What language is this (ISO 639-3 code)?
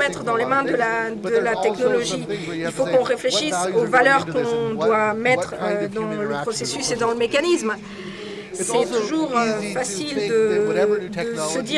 fra